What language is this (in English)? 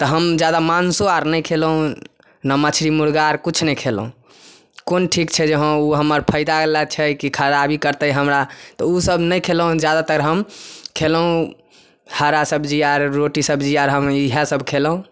Maithili